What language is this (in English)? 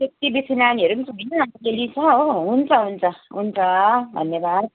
Nepali